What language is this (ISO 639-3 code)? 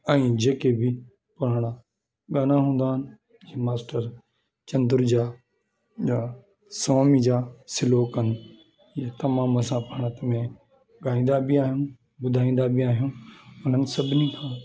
snd